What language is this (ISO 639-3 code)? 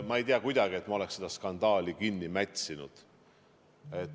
est